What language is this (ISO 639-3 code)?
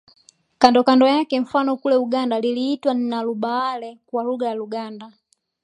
swa